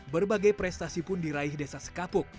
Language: Indonesian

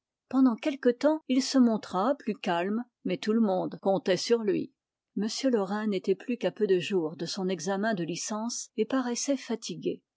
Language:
French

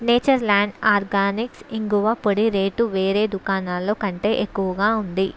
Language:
Telugu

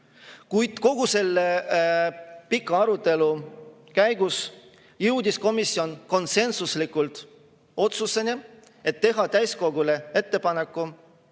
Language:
Estonian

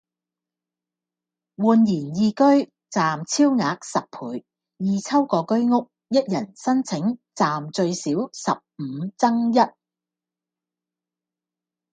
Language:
Cantonese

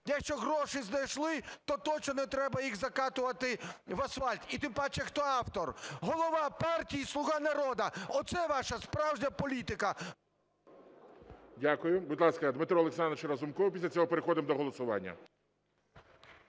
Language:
Ukrainian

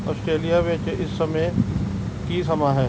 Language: Punjabi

